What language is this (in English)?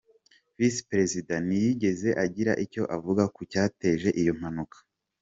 Kinyarwanda